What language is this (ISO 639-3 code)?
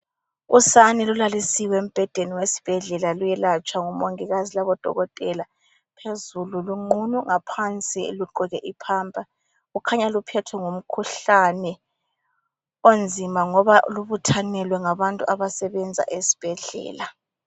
nde